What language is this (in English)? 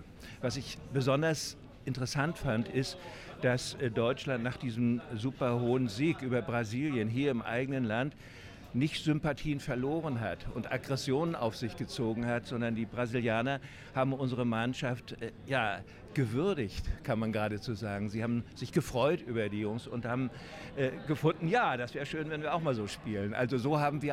German